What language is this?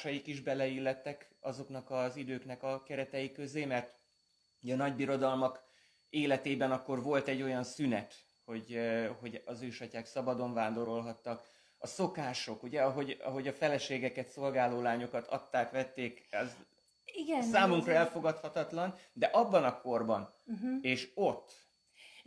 Hungarian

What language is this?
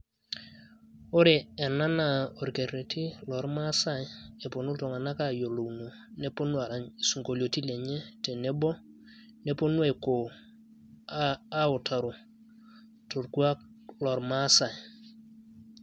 Masai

